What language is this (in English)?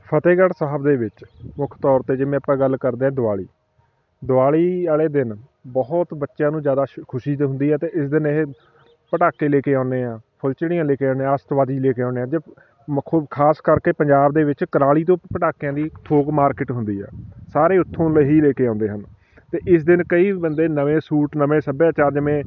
Punjabi